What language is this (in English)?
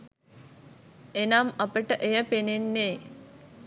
Sinhala